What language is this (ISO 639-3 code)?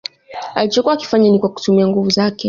swa